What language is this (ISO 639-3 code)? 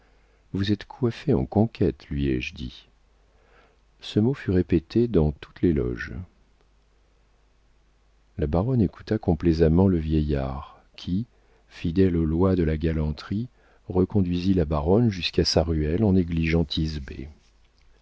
fra